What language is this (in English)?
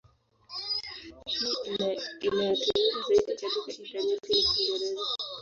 Swahili